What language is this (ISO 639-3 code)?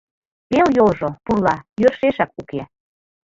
chm